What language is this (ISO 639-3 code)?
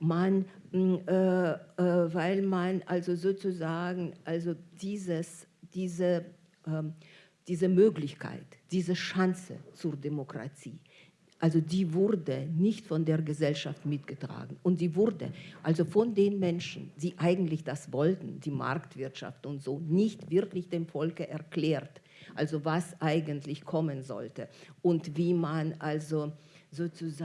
deu